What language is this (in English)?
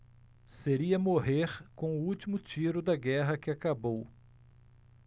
Portuguese